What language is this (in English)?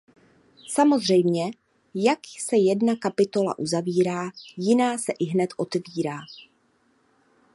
Czech